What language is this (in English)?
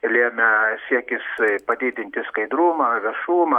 Lithuanian